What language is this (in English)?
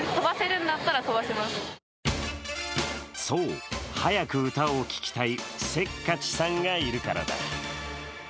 Japanese